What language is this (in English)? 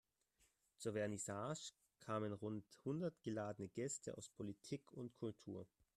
German